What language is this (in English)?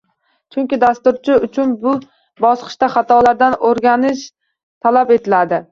Uzbek